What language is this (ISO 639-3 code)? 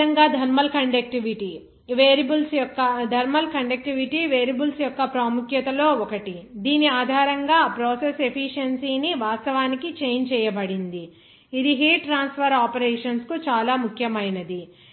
tel